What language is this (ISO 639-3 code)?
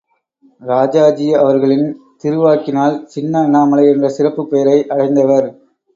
tam